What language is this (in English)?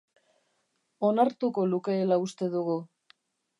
Basque